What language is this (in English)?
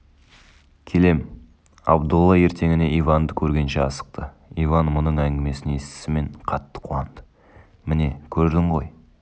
Kazakh